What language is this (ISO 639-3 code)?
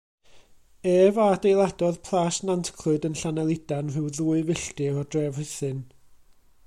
cym